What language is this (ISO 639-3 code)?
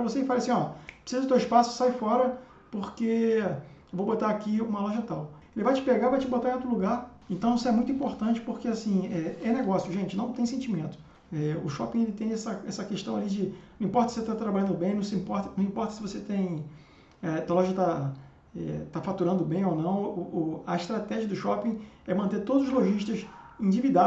por